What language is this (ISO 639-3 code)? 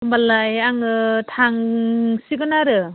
brx